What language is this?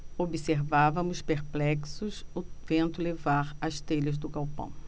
Portuguese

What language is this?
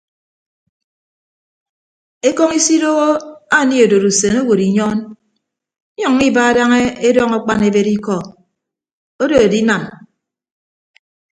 Ibibio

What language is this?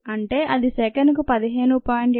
Telugu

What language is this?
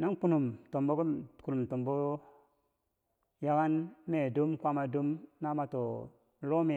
Bangwinji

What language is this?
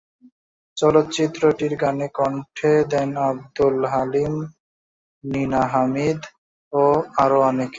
Bangla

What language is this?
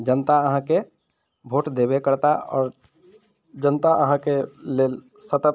Maithili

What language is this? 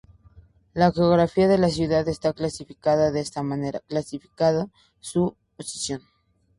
Spanish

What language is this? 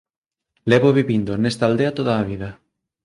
Galician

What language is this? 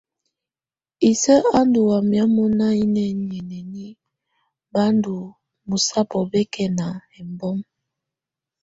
Tunen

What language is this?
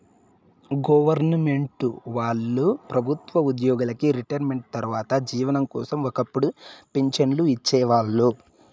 Telugu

